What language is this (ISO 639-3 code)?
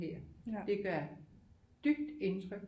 dan